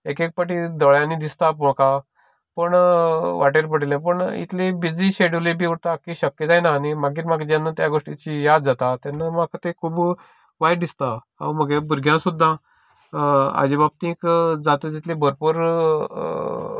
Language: Konkani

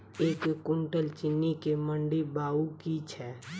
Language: Maithili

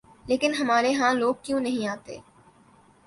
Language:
Urdu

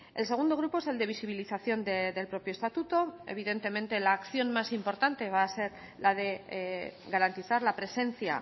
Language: Spanish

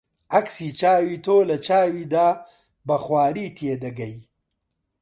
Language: Central Kurdish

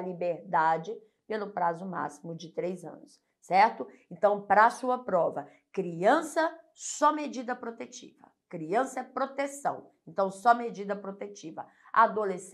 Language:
Portuguese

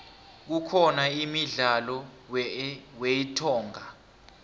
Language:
South Ndebele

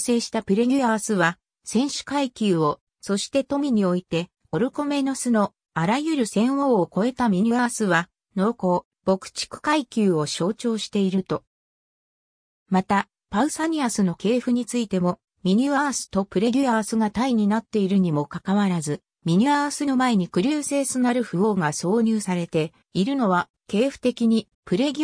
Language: Japanese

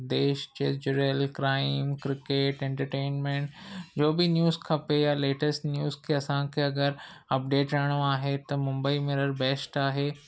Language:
Sindhi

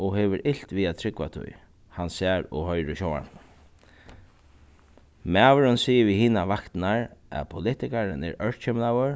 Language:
Faroese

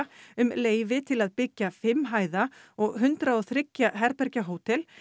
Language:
Icelandic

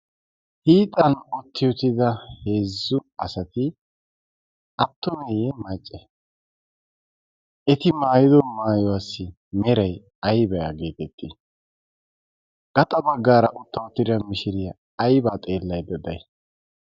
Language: Wolaytta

